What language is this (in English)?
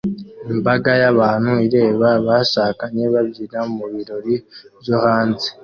Kinyarwanda